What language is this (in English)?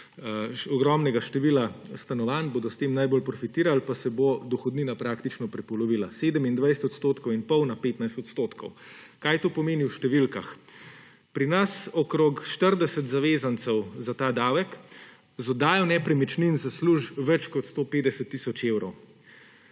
Slovenian